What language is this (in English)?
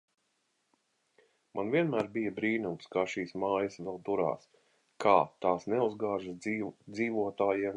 Latvian